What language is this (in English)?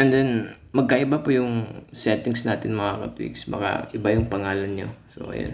Filipino